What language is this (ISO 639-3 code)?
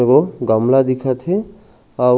hne